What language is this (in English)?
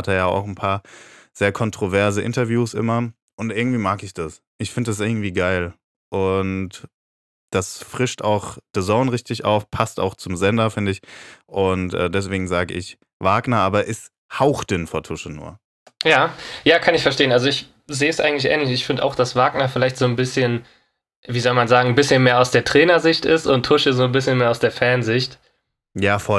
German